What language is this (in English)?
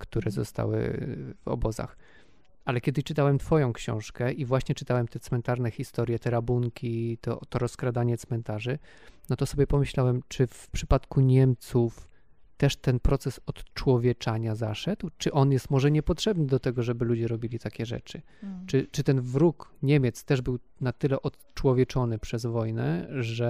Polish